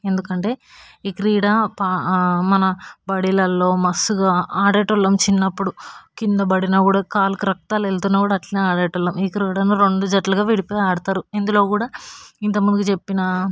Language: Telugu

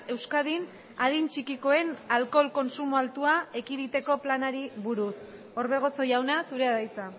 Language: Basque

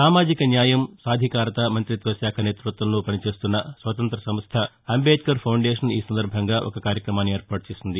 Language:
Telugu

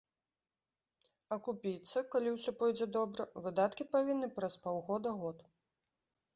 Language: Belarusian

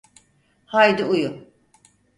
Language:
Turkish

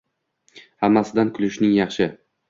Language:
Uzbek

